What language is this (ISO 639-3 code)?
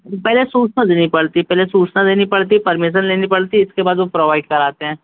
hin